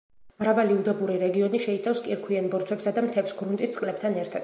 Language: Georgian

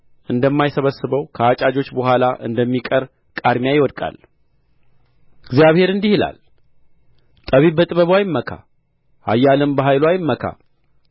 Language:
Amharic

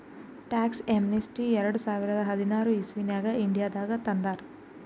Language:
Kannada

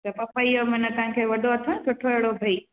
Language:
Sindhi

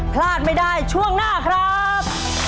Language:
Thai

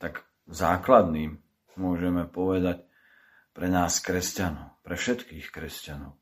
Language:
Slovak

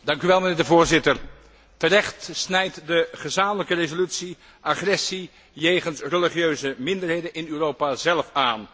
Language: Dutch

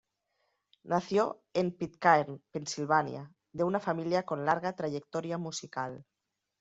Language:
Spanish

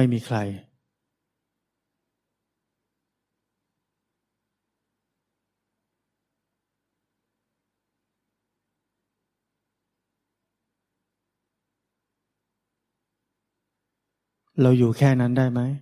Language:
Thai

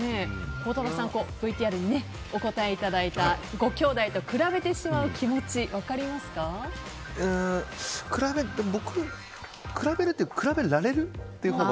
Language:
Japanese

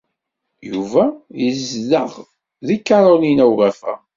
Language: Kabyle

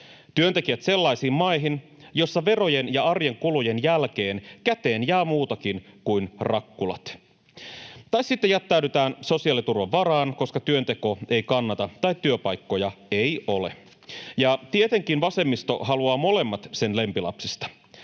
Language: Finnish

